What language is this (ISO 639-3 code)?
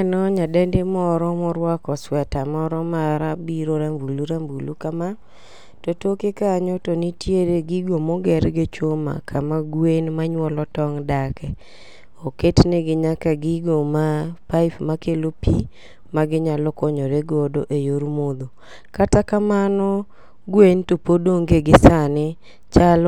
luo